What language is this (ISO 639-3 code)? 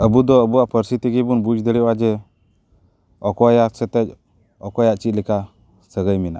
sat